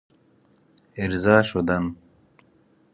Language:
Persian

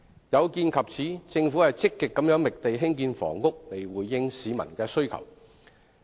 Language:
Cantonese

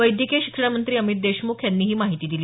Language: Marathi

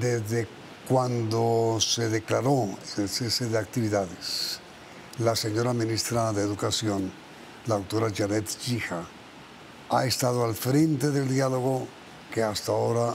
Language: Spanish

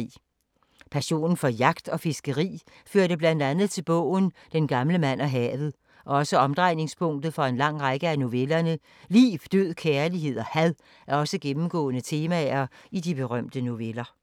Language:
Danish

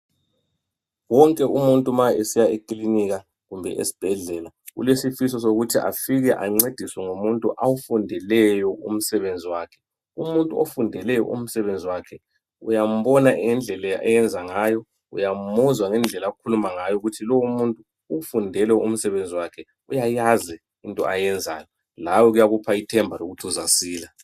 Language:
North Ndebele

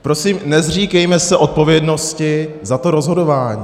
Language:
Czech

